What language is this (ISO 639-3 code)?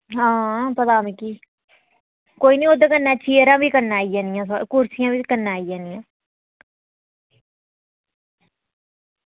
doi